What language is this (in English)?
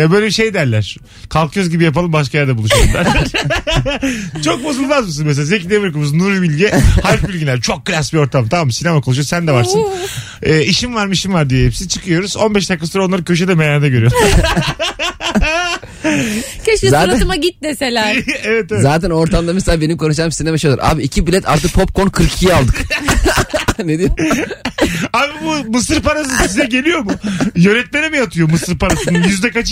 Turkish